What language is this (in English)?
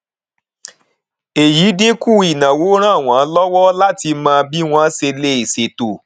Yoruba